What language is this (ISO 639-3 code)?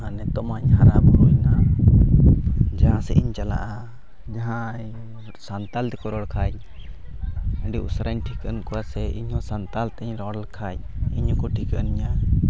sat